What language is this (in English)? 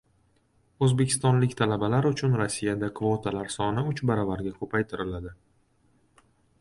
Uzbek